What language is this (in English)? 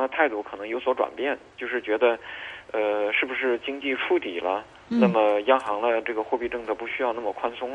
Chinese